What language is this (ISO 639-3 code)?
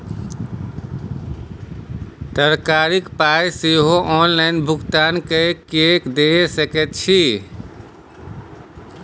mai